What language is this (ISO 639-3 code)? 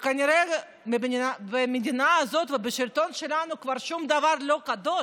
heb